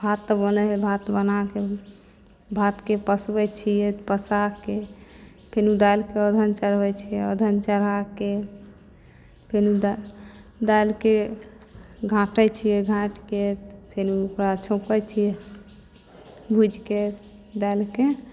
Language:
Maithili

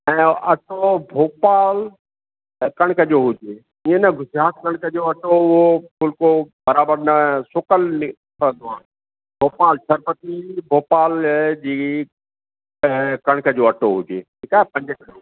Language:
Sindhi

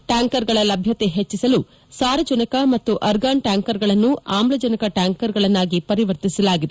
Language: Kannada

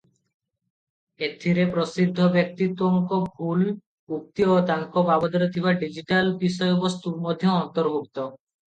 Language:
Odia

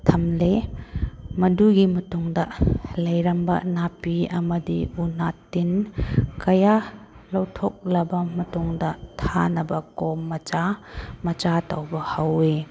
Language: Manipuri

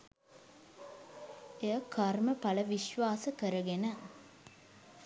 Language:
Sinhala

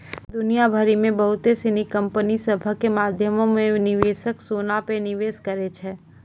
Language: Maithili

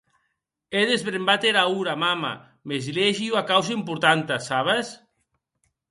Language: Occitan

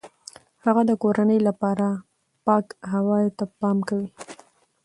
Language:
Pashto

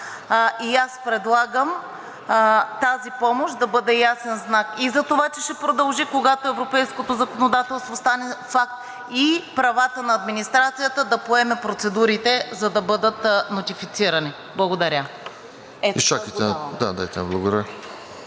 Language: Bulgarian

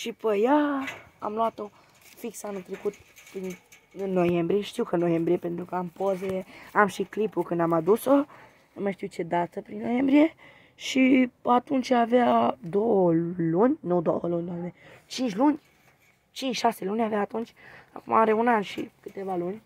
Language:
Romanian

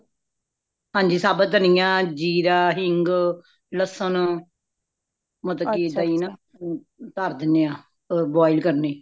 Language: Punjabi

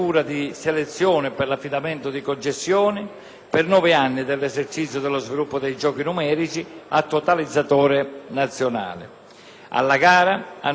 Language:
Italian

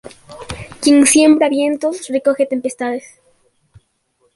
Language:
Spanish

